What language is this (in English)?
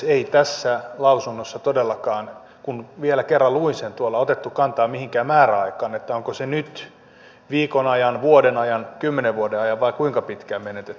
Finnish